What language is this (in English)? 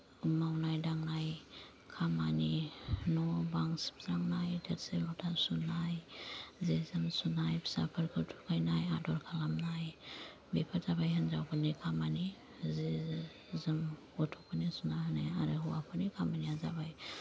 Bodo